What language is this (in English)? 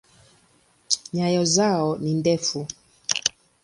Swahili